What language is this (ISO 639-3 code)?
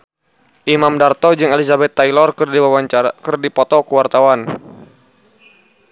sun